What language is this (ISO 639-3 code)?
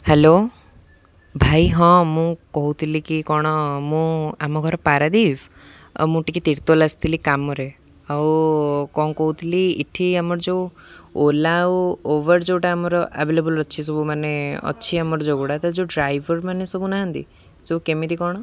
ori